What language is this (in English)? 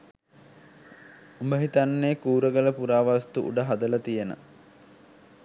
Sinhala